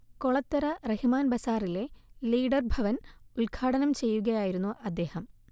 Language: Malayalam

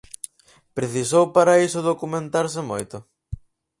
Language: Galician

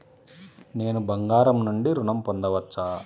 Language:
Telugu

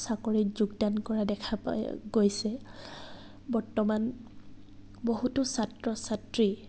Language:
Assamese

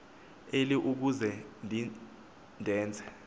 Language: Xhosa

